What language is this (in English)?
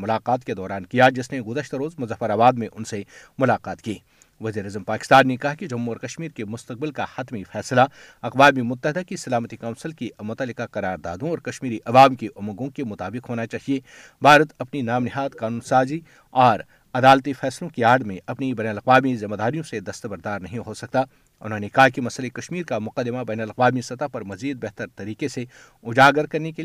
Urdu